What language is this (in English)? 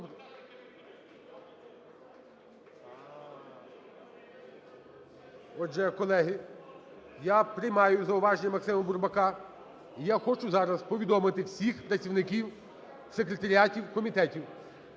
Ukrainian